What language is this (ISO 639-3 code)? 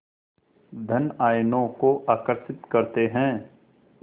hin